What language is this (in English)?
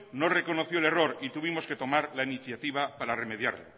Spanish